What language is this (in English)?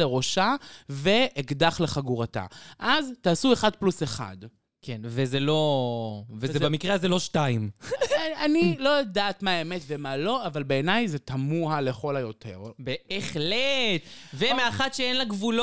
Hebrew